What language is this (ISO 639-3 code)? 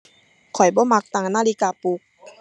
tha